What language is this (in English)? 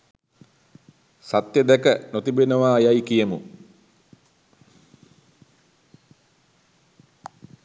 Sinhala